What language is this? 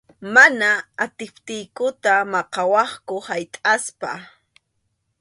Arequipa-La Unión Quechua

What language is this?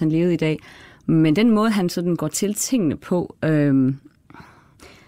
Danish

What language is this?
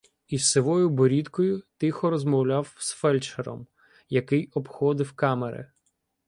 Ukrainian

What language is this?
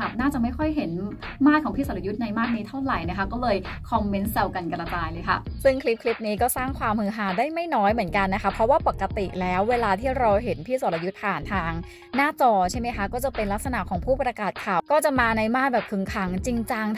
Thai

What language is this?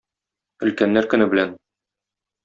Tatar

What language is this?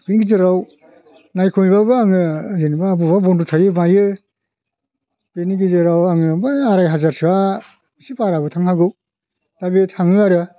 Bodo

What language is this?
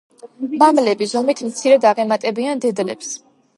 Georgian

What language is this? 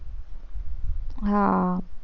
Gujarati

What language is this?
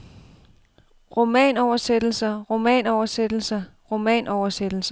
Danish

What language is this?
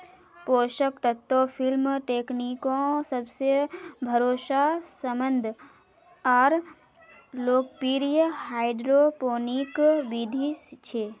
Magahi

